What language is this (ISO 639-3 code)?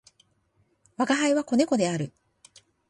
jpn